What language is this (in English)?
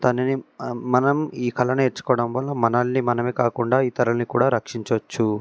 Telugu